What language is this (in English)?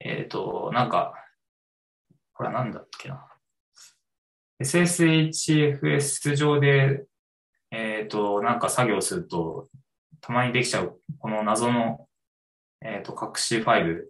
Japanese